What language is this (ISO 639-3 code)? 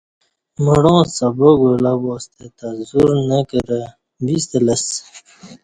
bsh